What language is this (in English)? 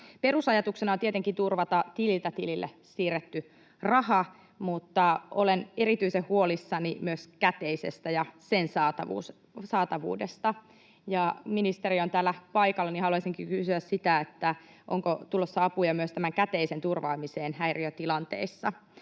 Finnish